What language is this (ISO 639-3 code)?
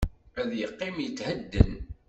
kab